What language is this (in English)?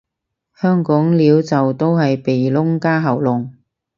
Cantonese